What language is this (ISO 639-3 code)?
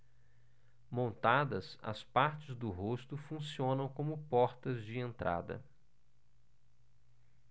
por